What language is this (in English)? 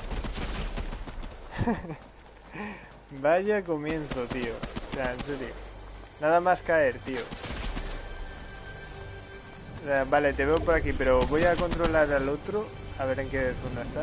Spanish